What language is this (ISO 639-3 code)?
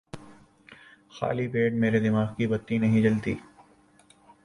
urd